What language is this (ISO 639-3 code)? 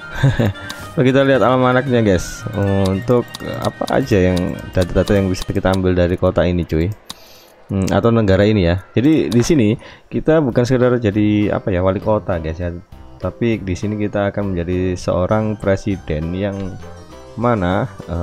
ind